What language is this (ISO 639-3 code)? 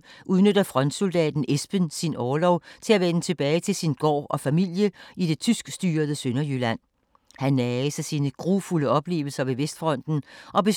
dan